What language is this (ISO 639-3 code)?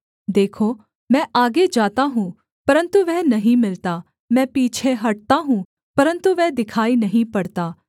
hin